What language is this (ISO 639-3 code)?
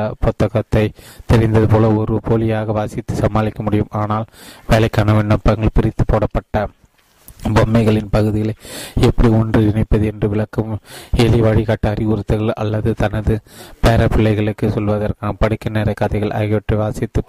tam